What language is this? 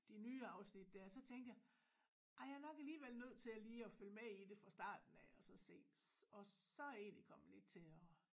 Danish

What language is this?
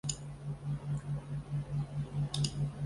Chinese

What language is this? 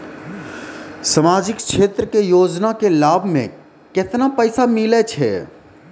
Maithili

